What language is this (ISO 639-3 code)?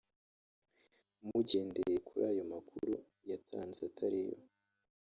kin